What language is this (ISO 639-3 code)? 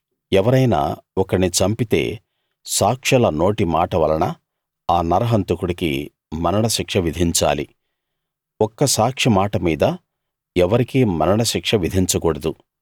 tel